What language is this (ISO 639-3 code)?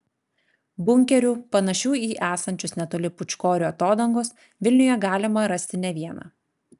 lit